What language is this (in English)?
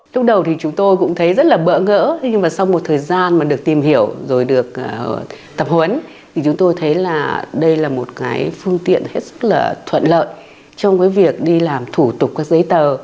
Vietnamese